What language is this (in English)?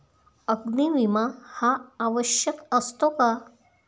Marathi